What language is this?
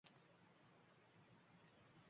Uzbek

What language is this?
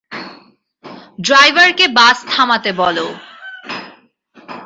Bangla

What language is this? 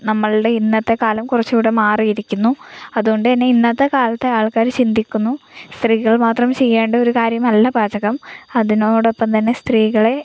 Malayalam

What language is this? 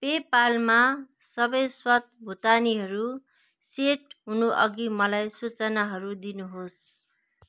Nepali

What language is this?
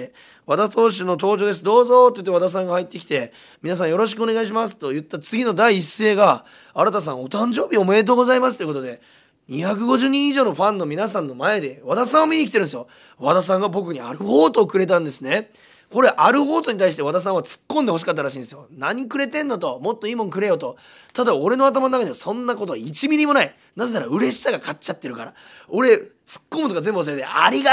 Japanese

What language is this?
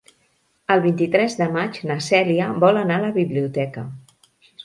Catalan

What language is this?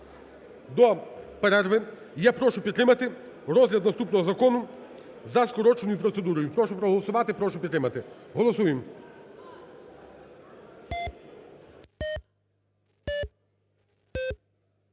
Ukrainian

